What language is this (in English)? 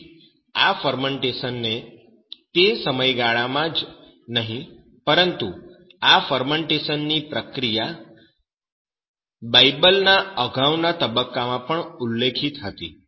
Gujarati